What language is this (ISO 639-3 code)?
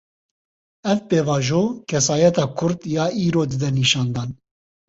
kur